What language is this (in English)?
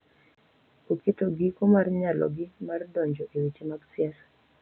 Luo (Kenya and Tanzania)